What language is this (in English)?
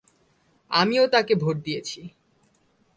Bangla